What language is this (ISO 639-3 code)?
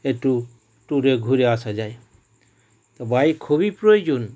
ben